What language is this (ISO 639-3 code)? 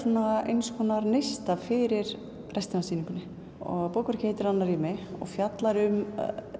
isl